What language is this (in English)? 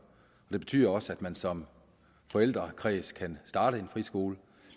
Danish